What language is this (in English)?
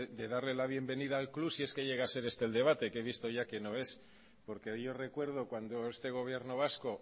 Spanish